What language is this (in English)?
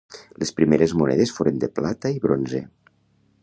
Catalan